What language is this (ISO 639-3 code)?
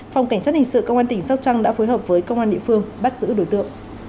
vie